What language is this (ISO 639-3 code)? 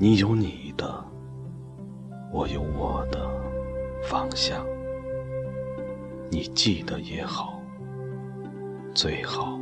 zho